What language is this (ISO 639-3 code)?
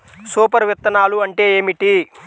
tel